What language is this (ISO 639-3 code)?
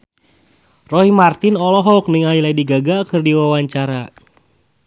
sun